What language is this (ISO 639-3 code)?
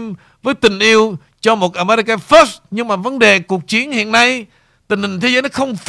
vie